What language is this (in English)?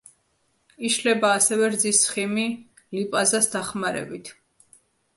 Georgian